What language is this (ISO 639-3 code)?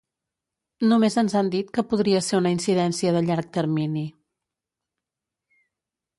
cat